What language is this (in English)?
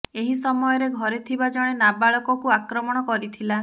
Odia